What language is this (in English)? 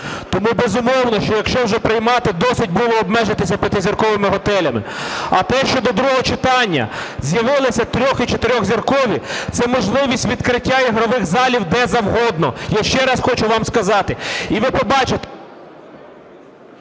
Ukrainian